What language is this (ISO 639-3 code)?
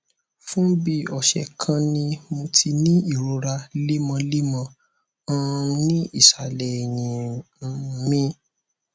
yor